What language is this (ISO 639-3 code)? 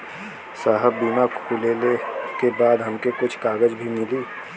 bho